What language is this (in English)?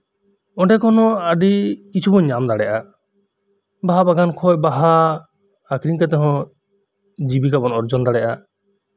Santali